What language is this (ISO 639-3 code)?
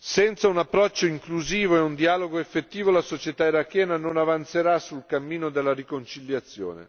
ita